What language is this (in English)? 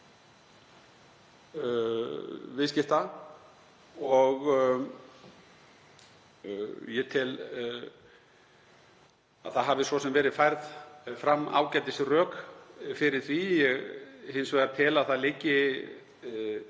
Icelandic